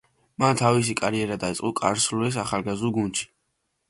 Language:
Georgian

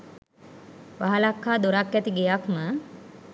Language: Sinhala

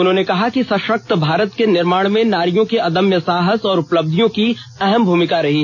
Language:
Hindi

